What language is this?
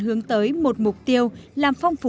Vietnamese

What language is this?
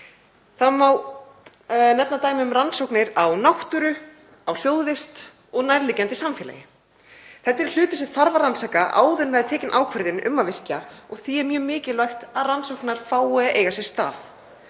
Icelandic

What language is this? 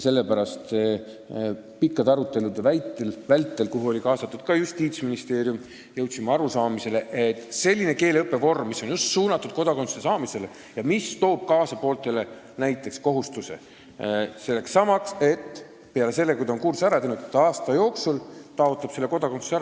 Estonian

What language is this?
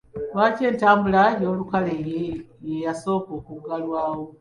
Ganda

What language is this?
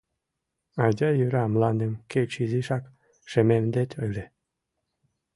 Mari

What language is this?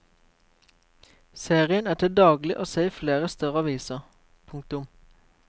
Norwegian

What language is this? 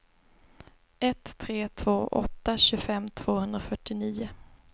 Swedish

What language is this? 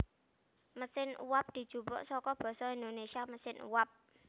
Javanese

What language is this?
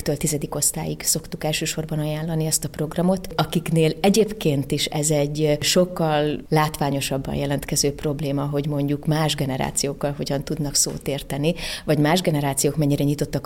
Hungarian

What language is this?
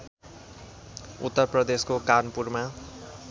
Nepali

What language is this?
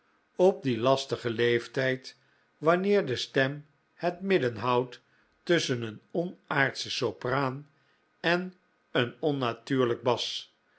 Dutch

